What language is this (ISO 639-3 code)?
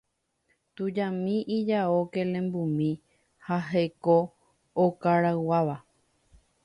grn